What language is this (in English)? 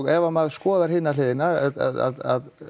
Icelandic